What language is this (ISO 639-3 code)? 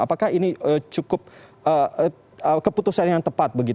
ind